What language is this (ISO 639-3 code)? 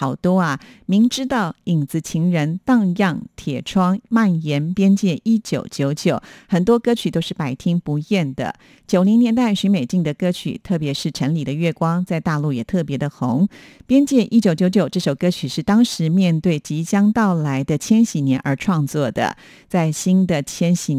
zho